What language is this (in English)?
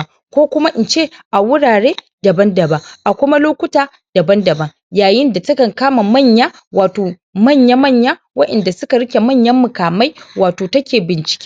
Hausa